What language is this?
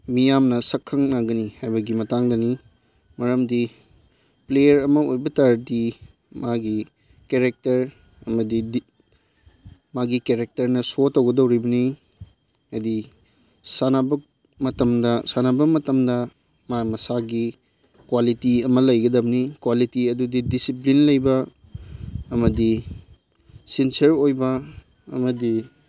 Manipuri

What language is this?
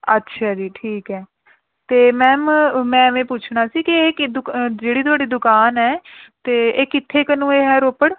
Punjabi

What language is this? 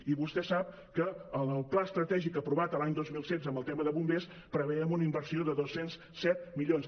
Catalan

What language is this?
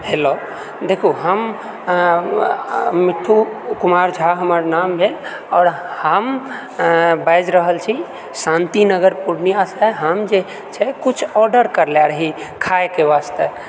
Maithili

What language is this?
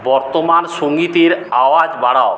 Bangla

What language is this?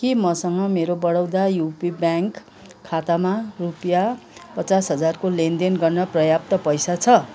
Nepali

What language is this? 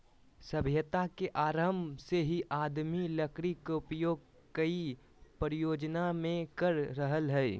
Magahi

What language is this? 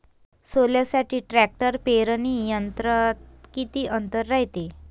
Marathi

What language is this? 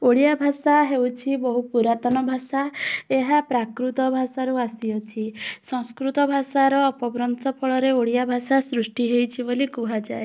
Odia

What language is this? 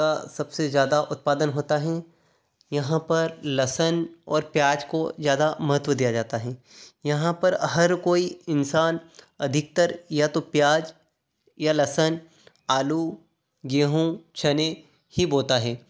Hindi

